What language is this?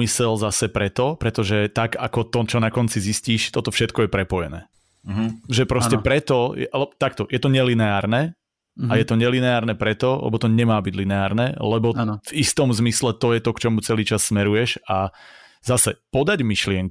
Slovak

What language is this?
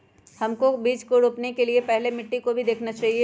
Magahi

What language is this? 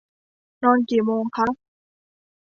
Thai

